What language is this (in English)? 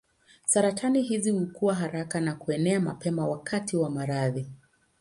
Swahili